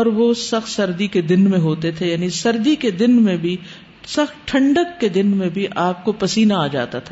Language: Urdu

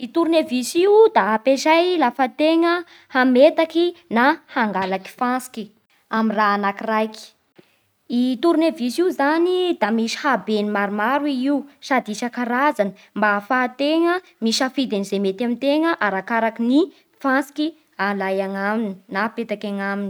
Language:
Bara Malagasy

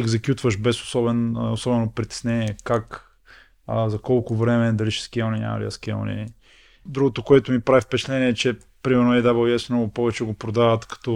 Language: Bulgarian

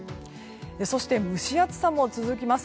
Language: Japanese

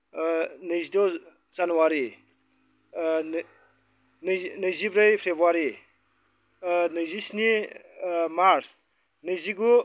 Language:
Bodo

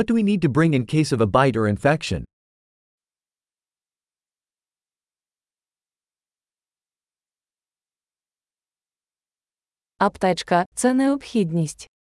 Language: Ukrainian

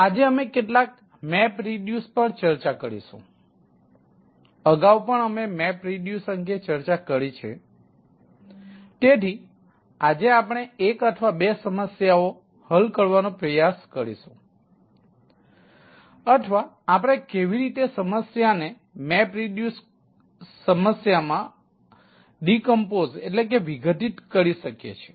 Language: Gujarati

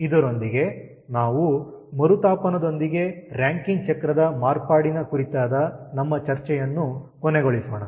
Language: Kannada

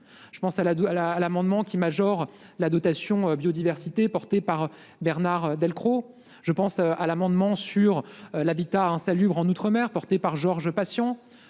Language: French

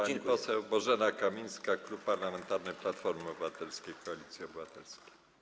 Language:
Polish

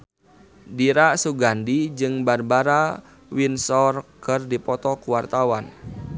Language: Sundanese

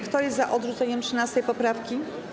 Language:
Polish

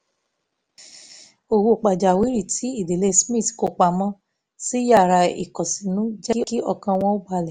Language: Yoruba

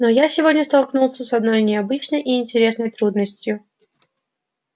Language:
Russian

